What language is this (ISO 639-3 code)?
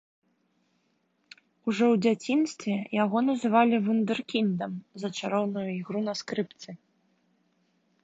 bel